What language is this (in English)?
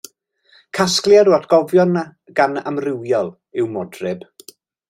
Welsh